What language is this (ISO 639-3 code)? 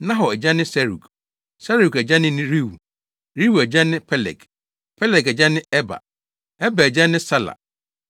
aka